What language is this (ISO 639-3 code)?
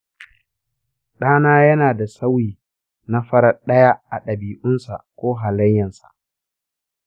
hau